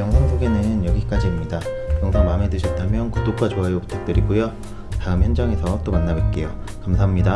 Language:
Korean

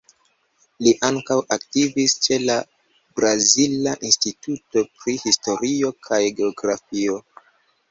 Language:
Esperanto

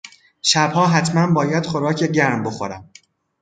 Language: Persian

